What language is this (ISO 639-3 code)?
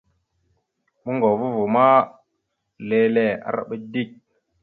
mxu